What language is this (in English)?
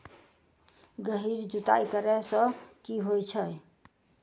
Maithili